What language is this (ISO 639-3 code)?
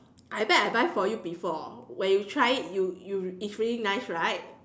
eng